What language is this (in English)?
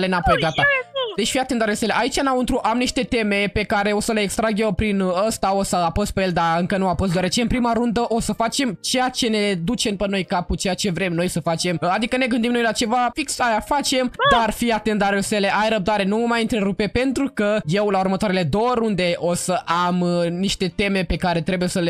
Romanian